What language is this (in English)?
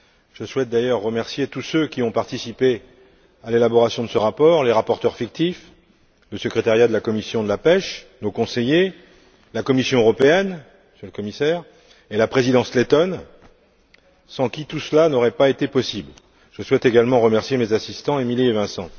French